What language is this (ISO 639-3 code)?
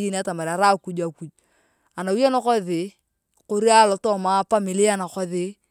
tuv